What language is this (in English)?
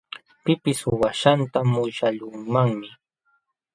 Jauja Wanca Quechua